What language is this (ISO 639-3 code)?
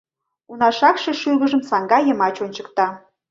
chm